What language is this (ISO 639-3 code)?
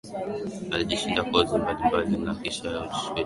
swa